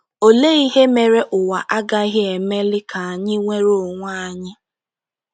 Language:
Igbo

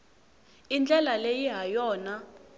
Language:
Tsonga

